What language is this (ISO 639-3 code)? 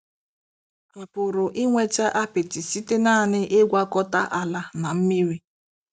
ibo